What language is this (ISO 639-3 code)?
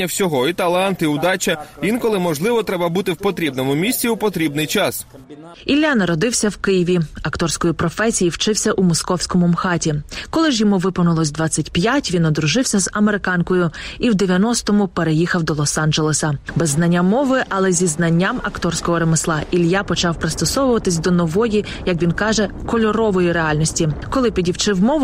ukr